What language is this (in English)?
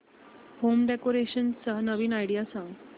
Marathi